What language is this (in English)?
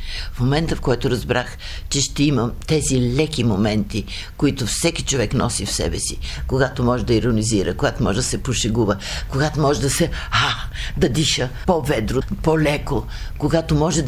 Bulgarian